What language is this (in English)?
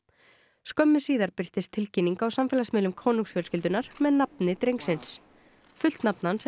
Icelandic